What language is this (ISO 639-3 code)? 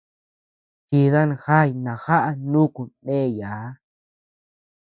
cux